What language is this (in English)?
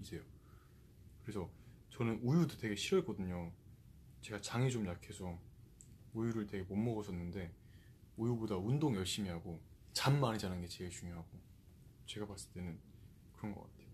Korean